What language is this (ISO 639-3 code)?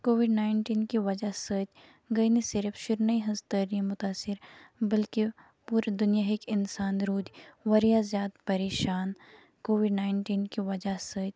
kas